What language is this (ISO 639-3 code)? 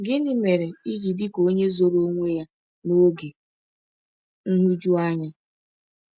ibo